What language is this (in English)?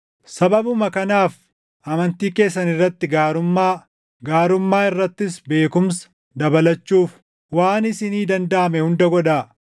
Oromo